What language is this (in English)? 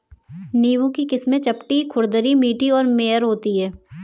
Hindi